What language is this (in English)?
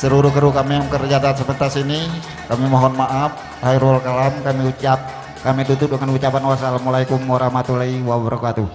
Indonesian